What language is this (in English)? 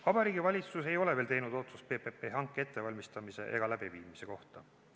Estonian